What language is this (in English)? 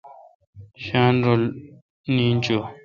Kalkoti